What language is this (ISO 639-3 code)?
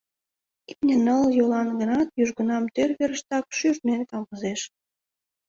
chm